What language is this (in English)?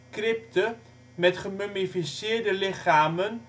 Dutch